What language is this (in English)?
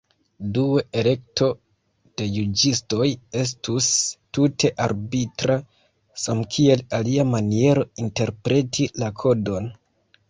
Esperanto